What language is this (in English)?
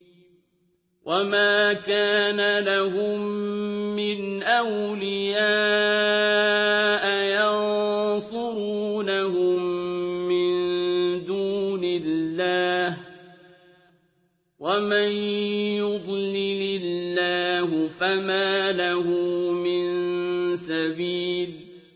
Arabic